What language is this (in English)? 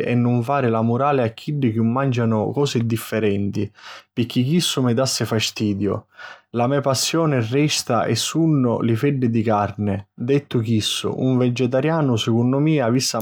Sicilian